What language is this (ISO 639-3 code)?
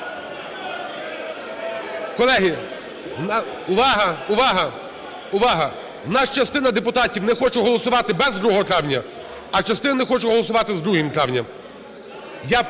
ukr